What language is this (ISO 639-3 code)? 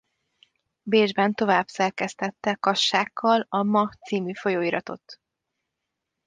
hun